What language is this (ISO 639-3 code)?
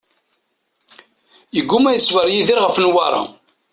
kab